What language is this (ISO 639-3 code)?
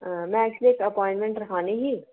doi